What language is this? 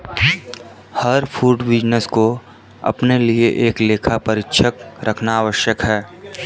Hindi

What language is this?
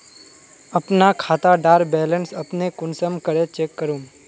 Magahi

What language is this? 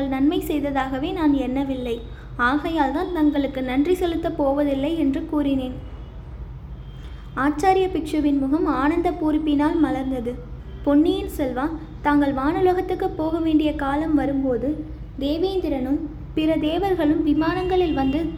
Tamil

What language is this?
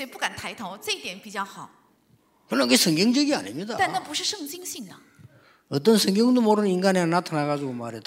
Korean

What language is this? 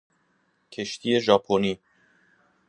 Persian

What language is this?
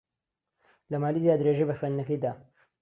Central Kurdish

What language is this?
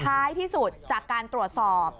Thai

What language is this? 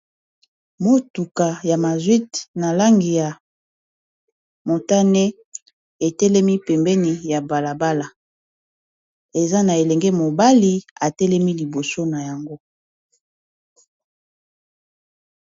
Lingala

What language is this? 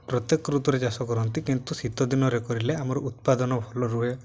Odia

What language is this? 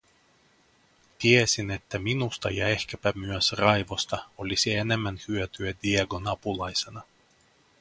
Finnish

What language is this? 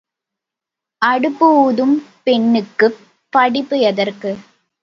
Tamil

